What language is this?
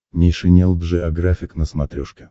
Russian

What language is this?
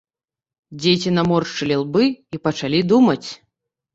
Belarusian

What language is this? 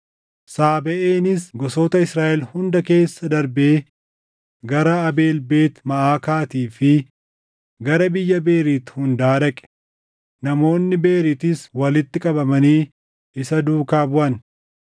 Oromo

